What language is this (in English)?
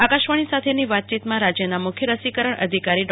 Gujarati